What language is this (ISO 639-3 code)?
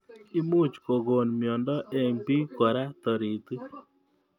kln